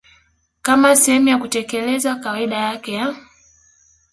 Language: Swahili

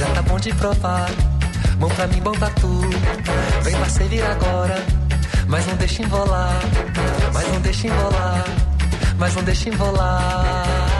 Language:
Hungarian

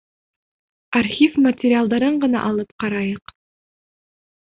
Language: Bashkir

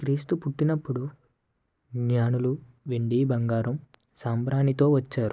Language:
Telugu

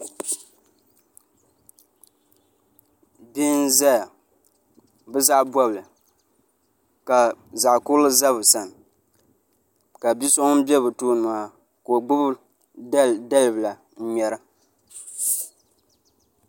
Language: Dagbani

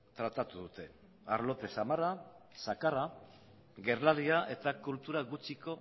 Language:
Basque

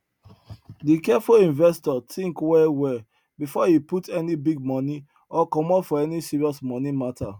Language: Nigerian Pidgin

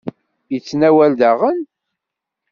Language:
Kabyle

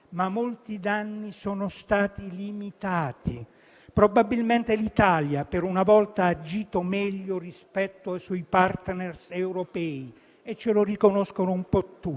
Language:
Italian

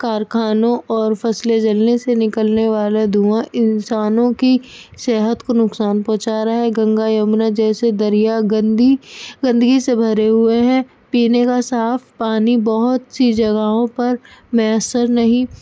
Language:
Urdu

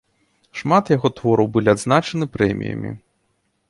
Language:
Belarusian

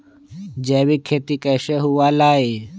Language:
Magahi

